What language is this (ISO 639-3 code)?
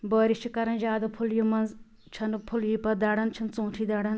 kas